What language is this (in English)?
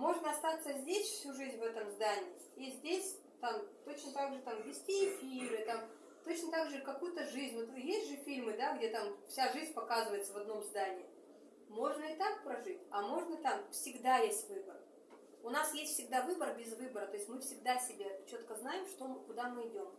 Russian